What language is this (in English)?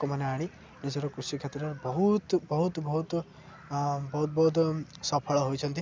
Odia